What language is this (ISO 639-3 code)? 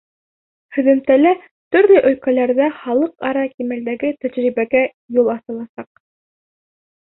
bak